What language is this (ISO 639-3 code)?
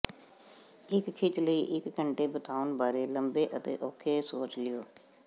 pan